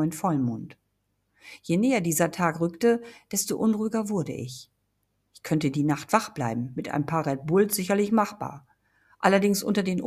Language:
German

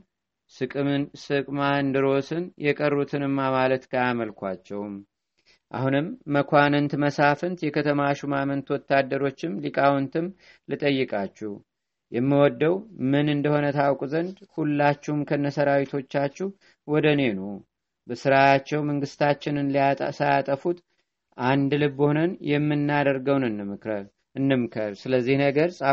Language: Amharic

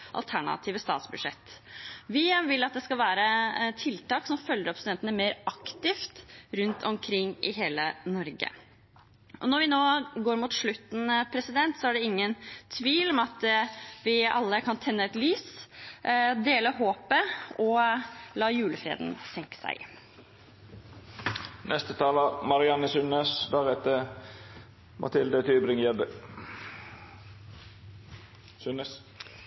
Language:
Norwegian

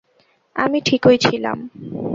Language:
Bangla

